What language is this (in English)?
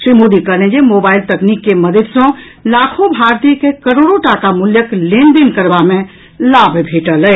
Maithili